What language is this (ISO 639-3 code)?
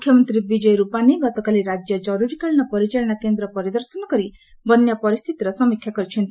ori